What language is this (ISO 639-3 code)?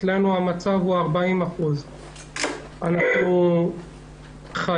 heb